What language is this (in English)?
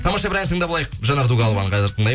Kazakh